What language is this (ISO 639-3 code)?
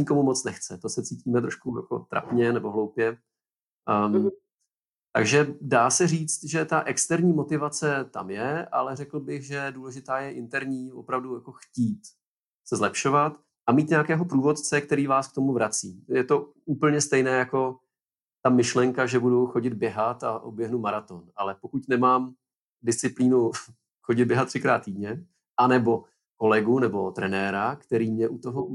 ces